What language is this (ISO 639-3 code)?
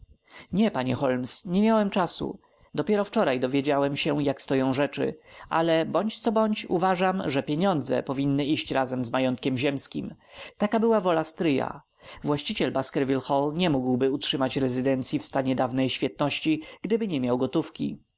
pol